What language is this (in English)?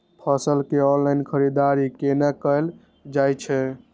Maithili